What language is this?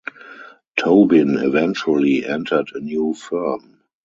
English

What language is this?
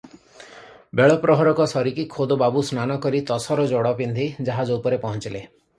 Odia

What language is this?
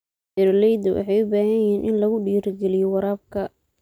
Somali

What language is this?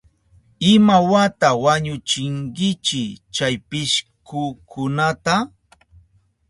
Southern Pastaza Quechua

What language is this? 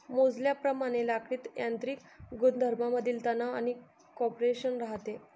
Marathi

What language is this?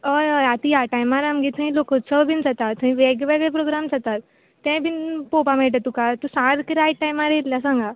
Konkani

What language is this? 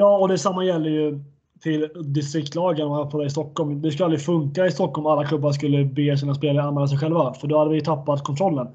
Swedish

